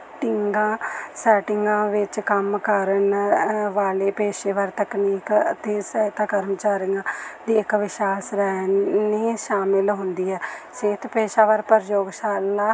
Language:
Punjabi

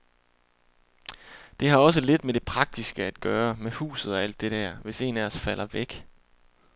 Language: Danish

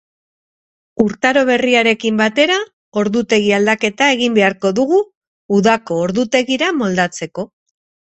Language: Basque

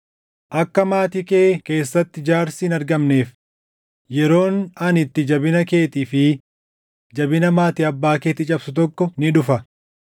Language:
Oromo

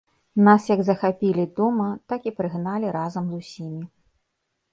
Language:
Belarusian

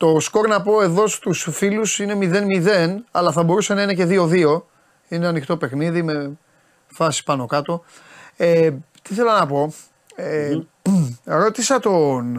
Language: Greek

